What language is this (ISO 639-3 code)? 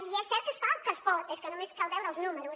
cat